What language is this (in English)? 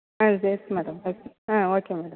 Tamil